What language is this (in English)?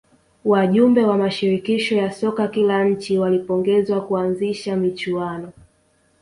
Swahili